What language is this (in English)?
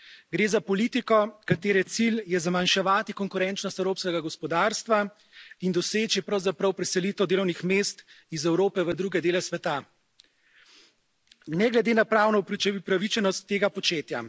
Slovenian